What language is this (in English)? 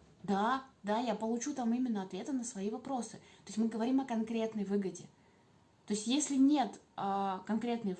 Russian